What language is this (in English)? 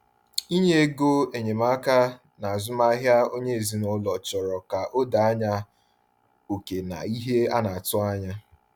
Igbo